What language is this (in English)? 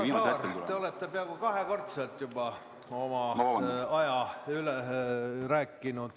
Estonian